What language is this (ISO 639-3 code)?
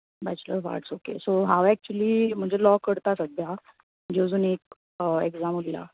kok